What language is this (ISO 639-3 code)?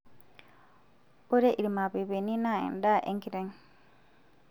mas